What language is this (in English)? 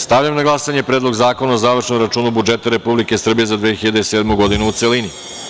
Serbian